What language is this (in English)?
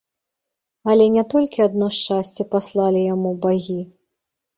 Belarusian